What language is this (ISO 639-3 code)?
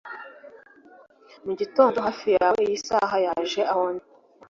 kin